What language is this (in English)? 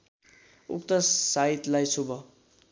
Nepali